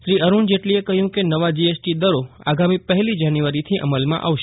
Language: Gujarati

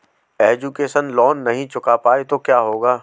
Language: Hindi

